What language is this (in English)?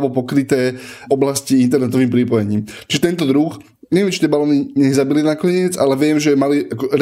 Slovak